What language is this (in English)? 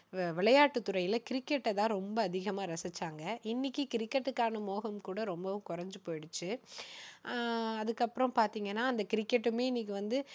Tamil